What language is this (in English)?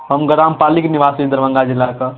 Maithili